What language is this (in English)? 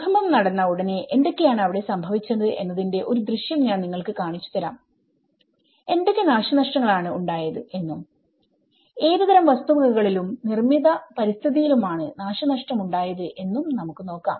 Malayalam